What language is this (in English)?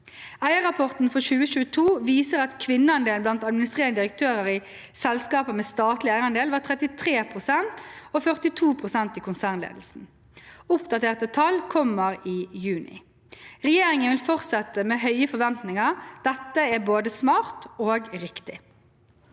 Norwegian